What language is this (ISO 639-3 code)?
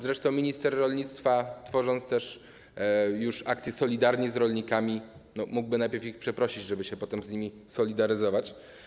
pol